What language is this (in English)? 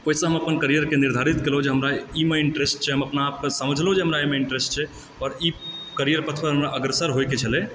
Maithili